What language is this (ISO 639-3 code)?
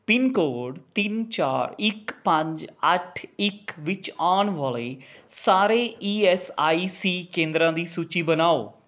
pan